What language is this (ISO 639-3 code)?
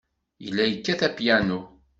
kab